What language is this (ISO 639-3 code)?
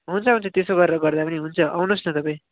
nep